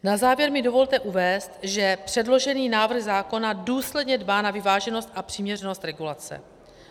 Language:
Czech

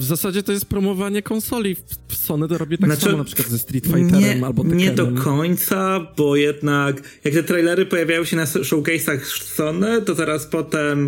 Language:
Polish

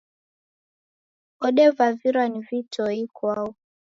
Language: Taita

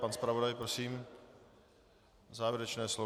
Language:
Czech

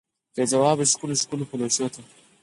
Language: Pashto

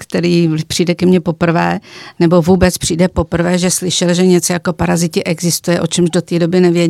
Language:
Czech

